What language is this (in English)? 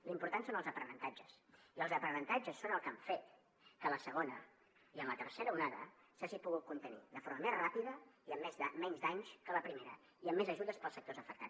Catalan